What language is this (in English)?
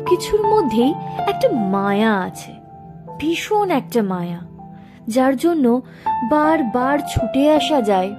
Bangla